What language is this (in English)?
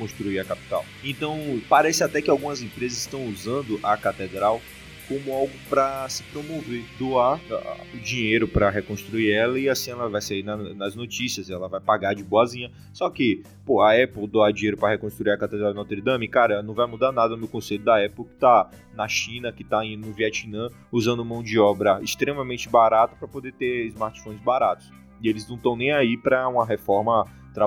Portuguese